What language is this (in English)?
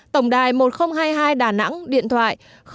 Vietnamese